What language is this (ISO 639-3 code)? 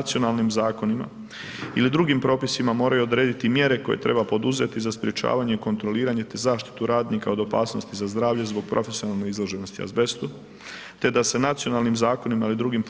hrv